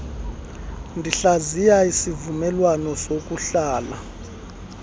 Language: Xhosa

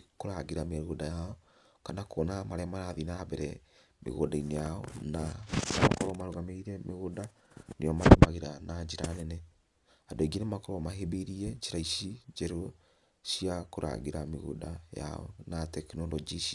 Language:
Kikuyu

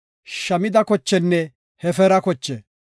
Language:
Gofa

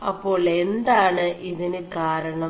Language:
Malayalam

